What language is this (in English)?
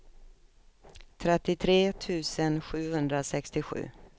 Swedish